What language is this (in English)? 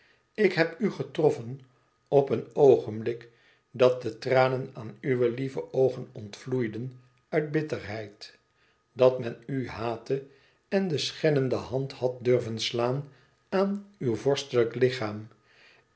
Dutch